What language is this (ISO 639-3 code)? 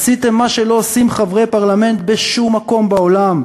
heb